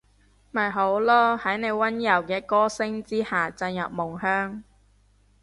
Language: Cantonese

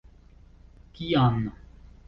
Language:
Esperanto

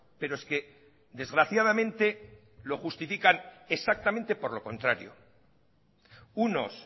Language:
Spanish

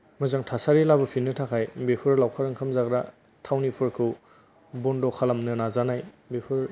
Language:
Bodo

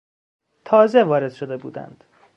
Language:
Persian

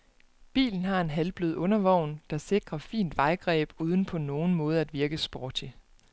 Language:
Danish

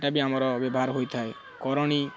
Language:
Odia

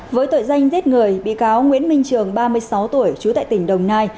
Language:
Vietnamese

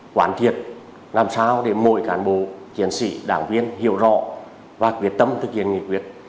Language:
Vietnamese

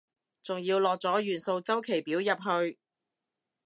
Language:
Cantonese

